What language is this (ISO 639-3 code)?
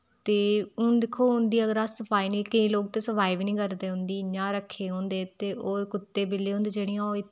doi